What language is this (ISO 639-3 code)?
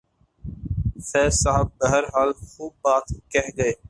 urd